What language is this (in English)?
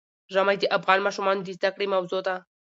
Pashto